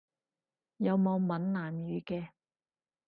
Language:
Cantonese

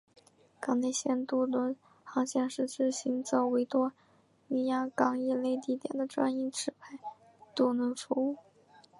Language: Chinese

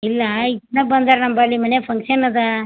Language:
Kannada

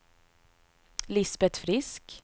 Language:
Swedish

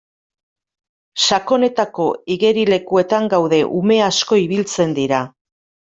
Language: Basque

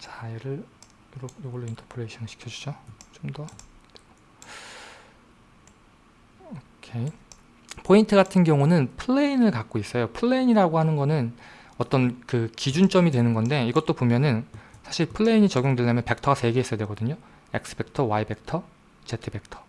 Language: Korean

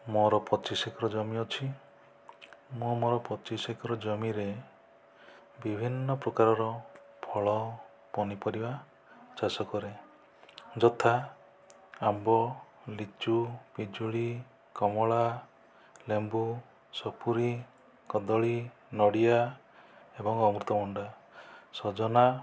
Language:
Odia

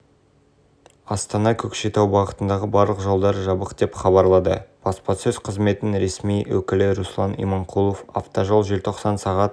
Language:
Kazakh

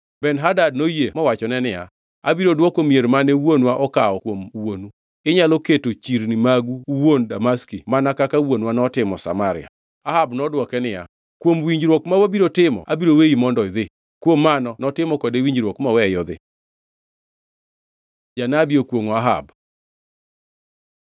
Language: Luo (Kenya and Tanzania)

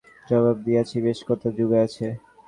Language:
Bangla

